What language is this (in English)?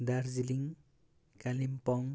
Nepali